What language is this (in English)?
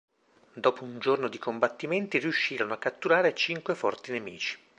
Italian